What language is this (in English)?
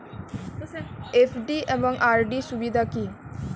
Bangla